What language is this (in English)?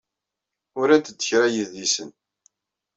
Kabyle